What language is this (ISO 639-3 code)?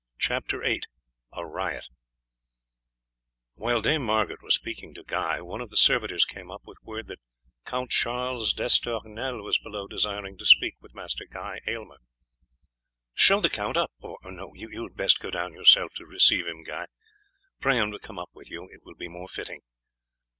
eng